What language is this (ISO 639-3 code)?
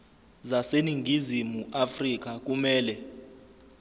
zul